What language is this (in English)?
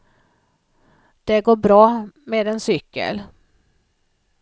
Swedish